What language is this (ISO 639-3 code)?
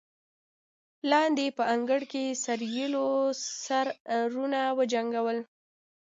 pus